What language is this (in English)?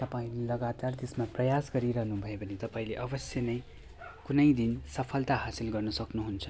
Nepali